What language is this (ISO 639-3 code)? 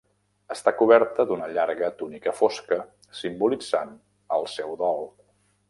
cat